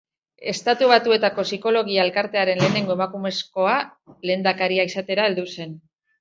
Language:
Basque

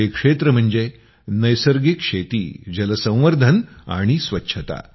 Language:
Marathi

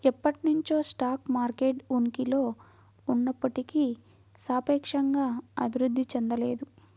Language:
Telugu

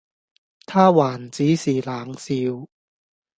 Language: Cantonese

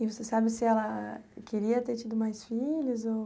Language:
Portuguese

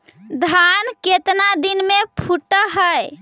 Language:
Magahi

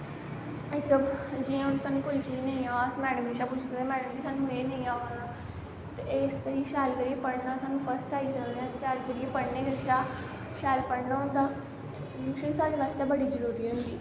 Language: Dogri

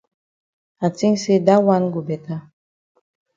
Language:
Cameroon Pidgin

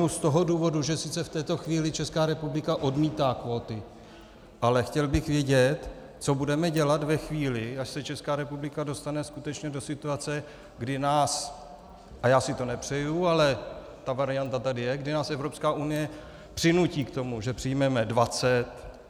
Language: Czech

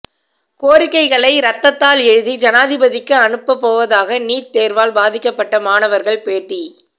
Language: Tamil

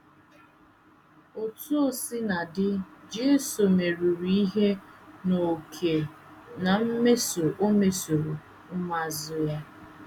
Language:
Igbo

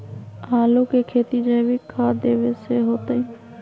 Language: Magahi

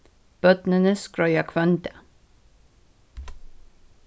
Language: Faroese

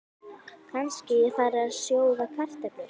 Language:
Icelandic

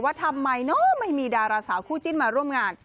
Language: Thai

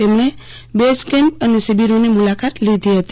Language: Gujarati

